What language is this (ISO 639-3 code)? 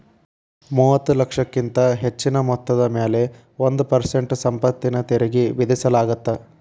kan